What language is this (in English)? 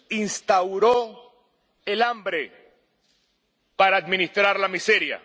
Spanish